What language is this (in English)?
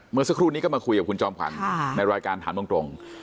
Thai